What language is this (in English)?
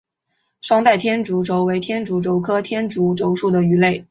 Chinese